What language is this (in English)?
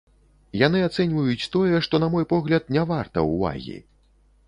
Belarusian